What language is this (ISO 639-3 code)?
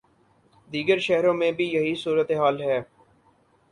urd